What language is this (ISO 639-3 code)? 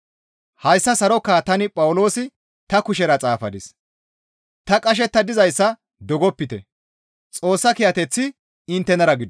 gmv